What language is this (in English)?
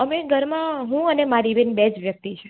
Gujarati